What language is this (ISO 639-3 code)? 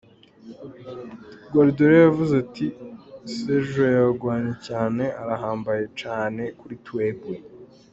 kin